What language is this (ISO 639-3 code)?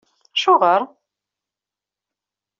kab